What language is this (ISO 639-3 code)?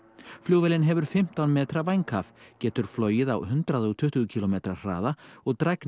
isl